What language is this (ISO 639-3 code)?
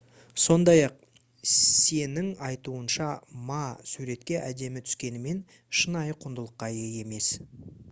kaz